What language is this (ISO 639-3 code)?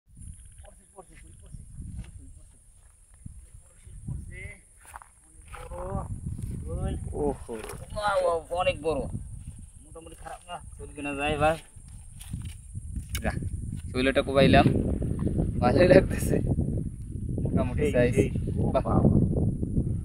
ben